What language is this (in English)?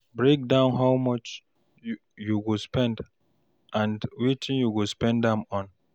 Nigerian Pidgin